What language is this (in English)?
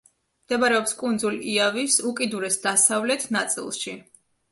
Georgian